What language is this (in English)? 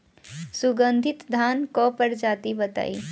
Bhojpuri